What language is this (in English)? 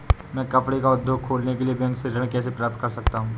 Hindi